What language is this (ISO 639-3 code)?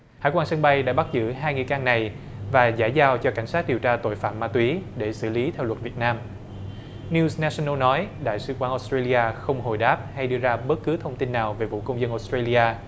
vie